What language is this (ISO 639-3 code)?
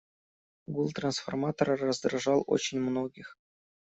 rus